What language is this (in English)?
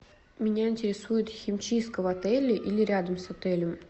Russian